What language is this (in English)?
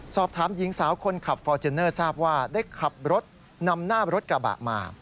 Thai